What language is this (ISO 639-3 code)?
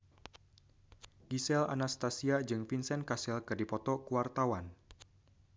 sun